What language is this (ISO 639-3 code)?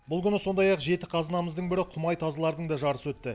kaz